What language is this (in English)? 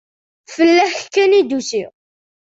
Kabyle